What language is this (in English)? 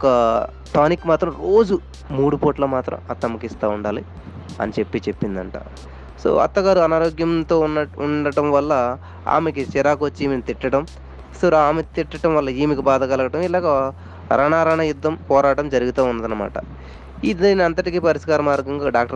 Telugu